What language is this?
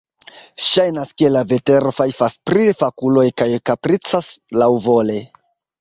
Esperanto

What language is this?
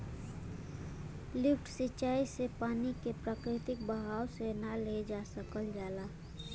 Bhojpuri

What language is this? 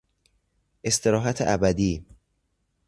Persian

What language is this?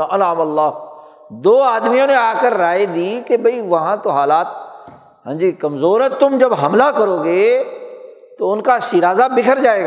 Urdu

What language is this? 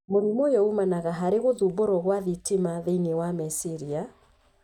Kikuyu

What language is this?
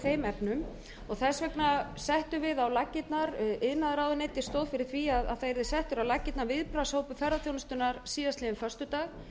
Icelandic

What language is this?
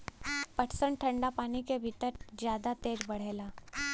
Bhojpuri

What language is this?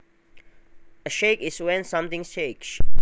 Javanese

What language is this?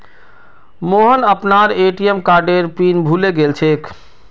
Magahi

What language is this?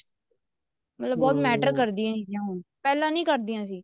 Punjabi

